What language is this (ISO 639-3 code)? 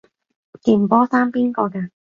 yue